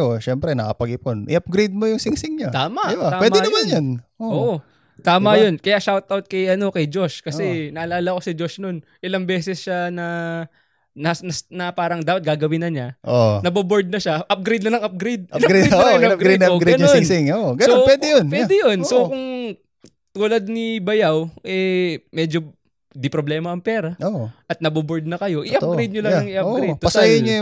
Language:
Filipino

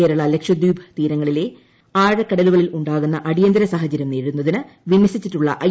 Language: Malayalam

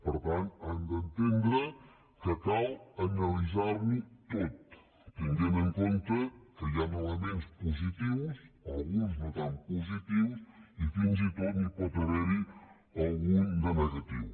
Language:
Catalan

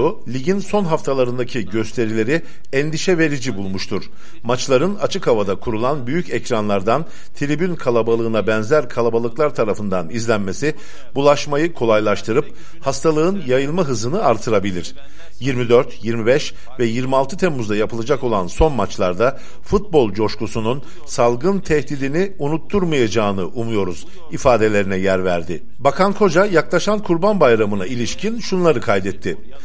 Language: Turkish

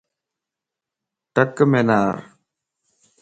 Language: Lasi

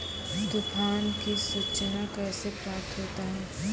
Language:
Maithili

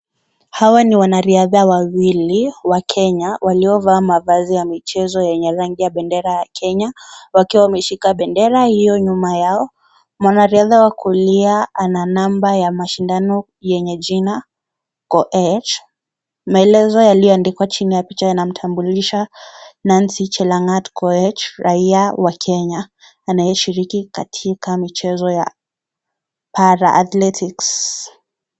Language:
Swahili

